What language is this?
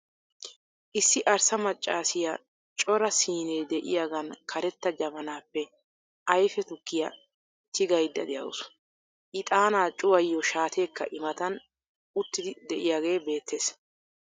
Wolaytta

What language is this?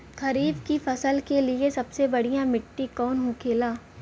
Bhojpuri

